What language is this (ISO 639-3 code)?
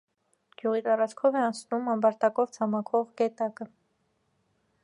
hye